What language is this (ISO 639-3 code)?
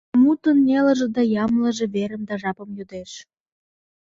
chm